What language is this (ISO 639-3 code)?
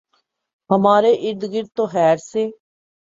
urd